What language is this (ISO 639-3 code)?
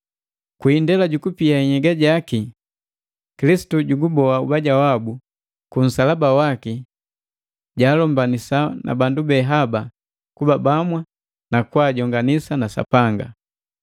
mgv